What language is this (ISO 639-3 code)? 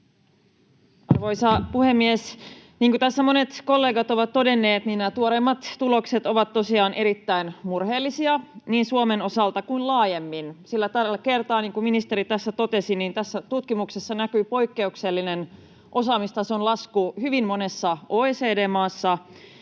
fin